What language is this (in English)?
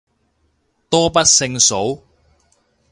Cantonese